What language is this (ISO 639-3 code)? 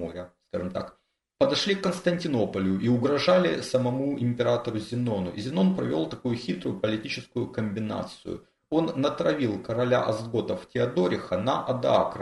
rus